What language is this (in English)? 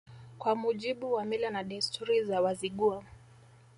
Swahili